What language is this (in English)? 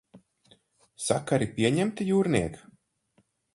Latvian